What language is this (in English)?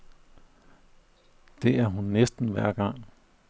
Danish